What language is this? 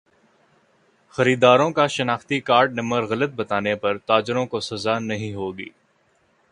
Urdu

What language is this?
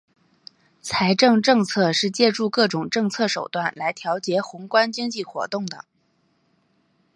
Chinese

